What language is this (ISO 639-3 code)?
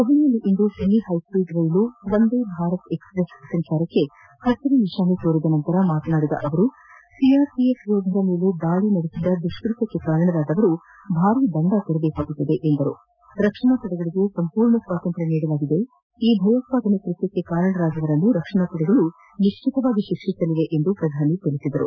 kan